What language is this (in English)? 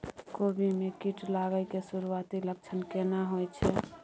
Maithili